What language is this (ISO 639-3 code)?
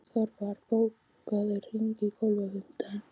isl